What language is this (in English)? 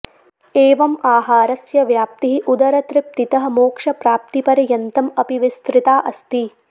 Sanskrit